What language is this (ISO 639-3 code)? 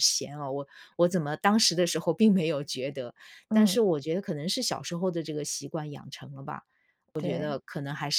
zho